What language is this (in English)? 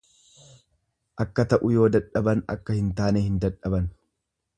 Oromo